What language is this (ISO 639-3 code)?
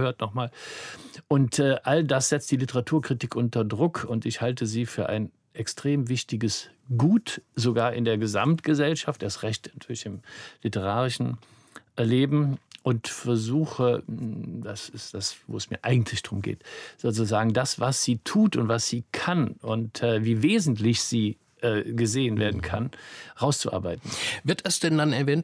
deu